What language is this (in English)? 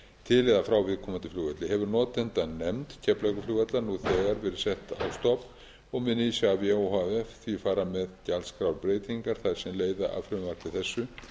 Icelandic